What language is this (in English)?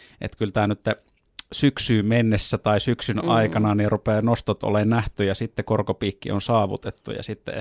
Finnish